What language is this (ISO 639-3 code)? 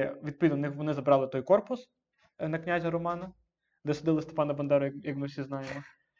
ukr